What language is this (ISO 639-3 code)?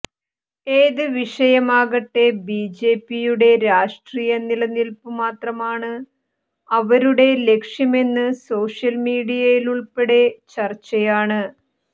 mal